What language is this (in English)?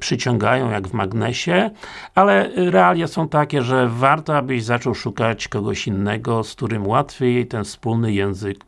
Polish